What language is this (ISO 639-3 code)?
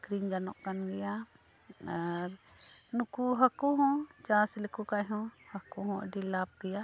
sat